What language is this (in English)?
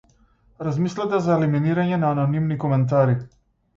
Macedonian